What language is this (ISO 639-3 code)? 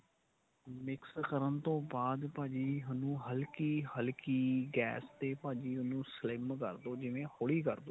pan